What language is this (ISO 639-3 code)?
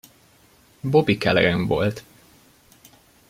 hun